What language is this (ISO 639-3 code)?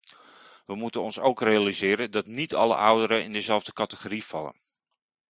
nld